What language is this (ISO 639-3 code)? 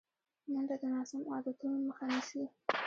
pus